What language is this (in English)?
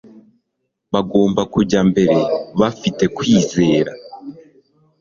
Kinyarwanda